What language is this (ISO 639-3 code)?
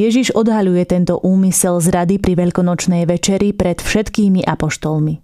slk